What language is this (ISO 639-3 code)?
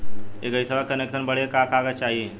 bho